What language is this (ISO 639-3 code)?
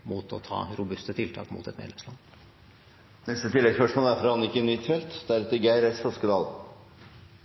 nor